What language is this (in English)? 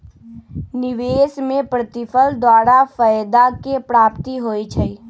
Magahi